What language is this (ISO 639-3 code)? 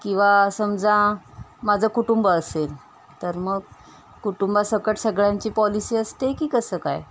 mar